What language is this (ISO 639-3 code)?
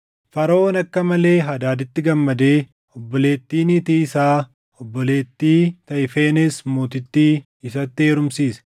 orm